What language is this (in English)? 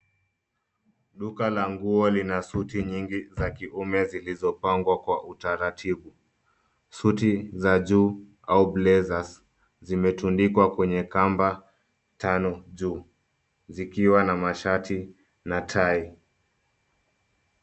Swahili